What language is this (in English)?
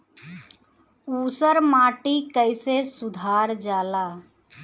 Bhojpuri